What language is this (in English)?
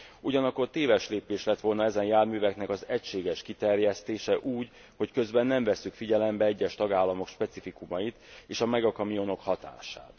Hungarian